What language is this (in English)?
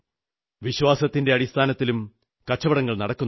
Malayalam